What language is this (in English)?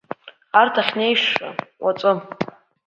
Abkhazian